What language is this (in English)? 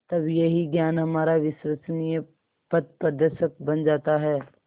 Hindi